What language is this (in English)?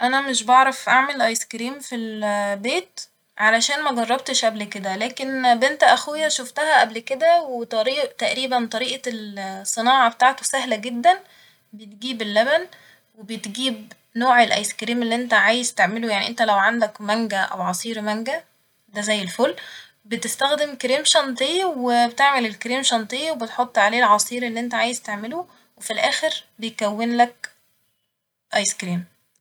Egyptian Arabic